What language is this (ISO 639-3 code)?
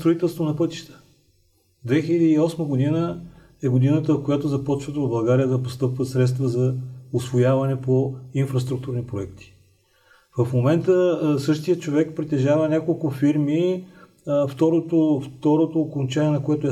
bul